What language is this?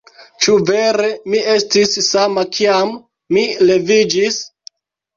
Esperanto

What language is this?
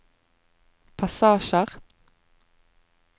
Norwegian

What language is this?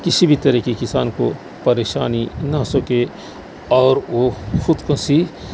Urdu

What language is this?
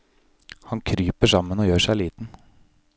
Norwegian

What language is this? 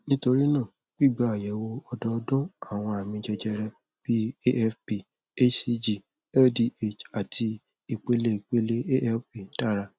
Yoruba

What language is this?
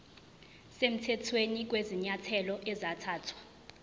Zulu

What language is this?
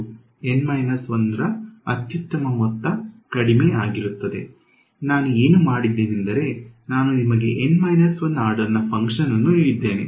Kannada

